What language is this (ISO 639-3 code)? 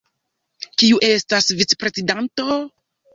epo